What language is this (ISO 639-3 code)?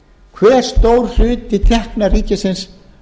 isl